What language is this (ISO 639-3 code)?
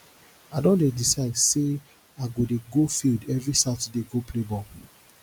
pcm